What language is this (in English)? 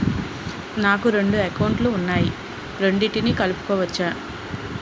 Telugu